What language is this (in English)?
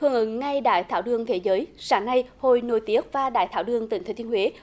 Vietnamese